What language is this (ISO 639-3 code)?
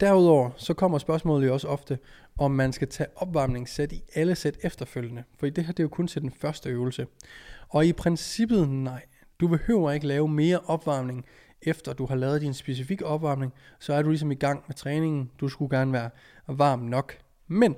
dan